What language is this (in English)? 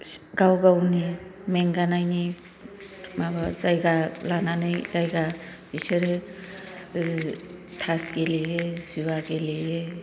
Bodo